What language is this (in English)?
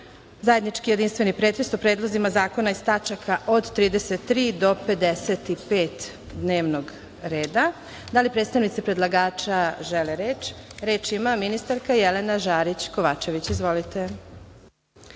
Serbian